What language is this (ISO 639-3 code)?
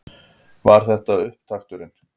isl